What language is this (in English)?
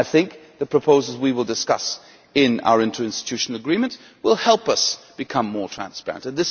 English